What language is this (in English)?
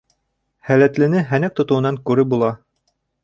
Bashkir